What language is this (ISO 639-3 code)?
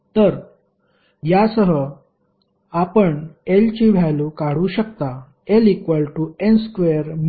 mar